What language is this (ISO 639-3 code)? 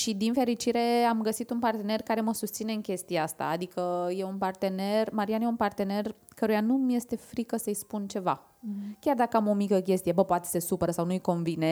ron